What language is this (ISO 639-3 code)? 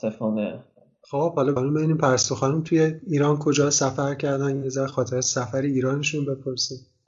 fas